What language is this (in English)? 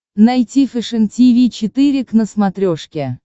Russian